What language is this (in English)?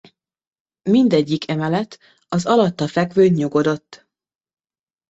Hungarian